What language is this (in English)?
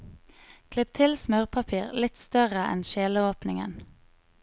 Norwegian